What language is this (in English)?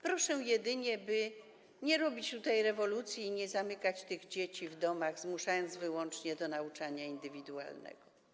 Polish